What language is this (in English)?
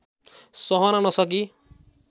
Nepali